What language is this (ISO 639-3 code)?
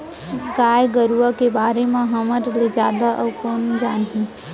hne